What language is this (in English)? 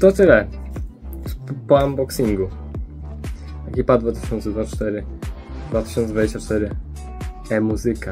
Polish